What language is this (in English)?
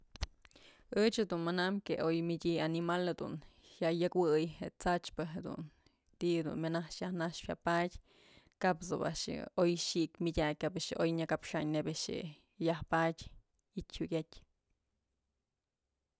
Mazatlán Mixe